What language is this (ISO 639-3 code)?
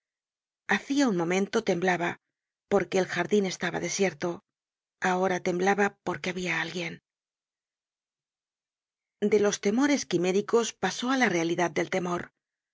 spa